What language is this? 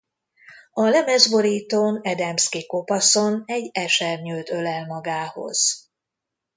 Hungarian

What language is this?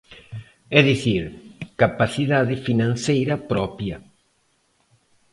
Galician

